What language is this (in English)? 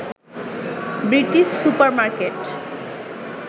Bangla